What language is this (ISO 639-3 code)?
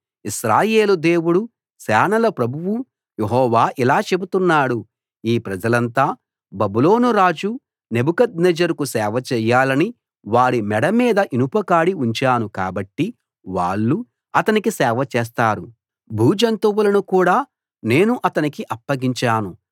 tel